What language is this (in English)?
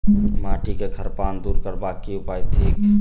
Maithili